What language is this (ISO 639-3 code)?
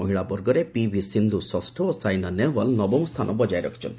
ori